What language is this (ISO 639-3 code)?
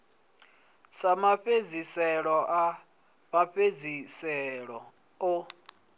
ven